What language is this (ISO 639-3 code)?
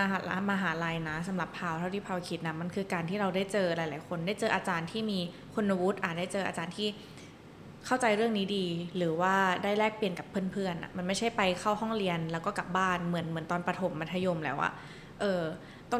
tha